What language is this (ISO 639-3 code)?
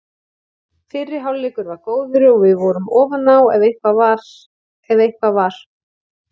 isl